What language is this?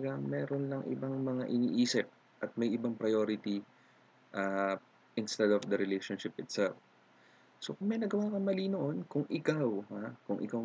Filipino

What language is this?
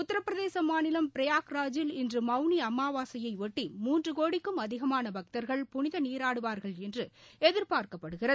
Tamil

